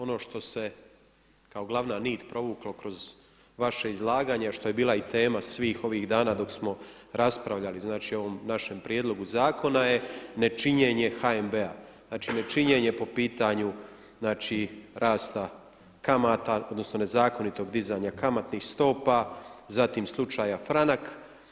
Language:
Croatian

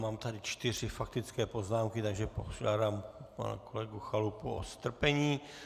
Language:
Czech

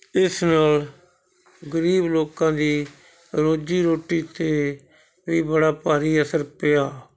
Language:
Punjabi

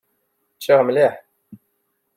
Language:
Kabyle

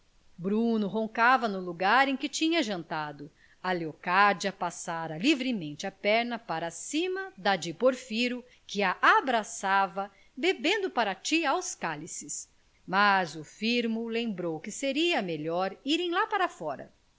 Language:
Portuguese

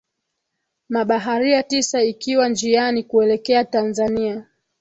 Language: Swahili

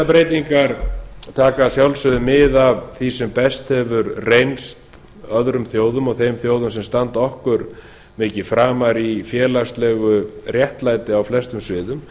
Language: Icelandic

